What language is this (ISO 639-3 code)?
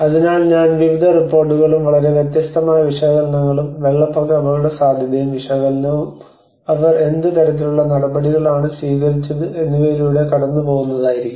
mal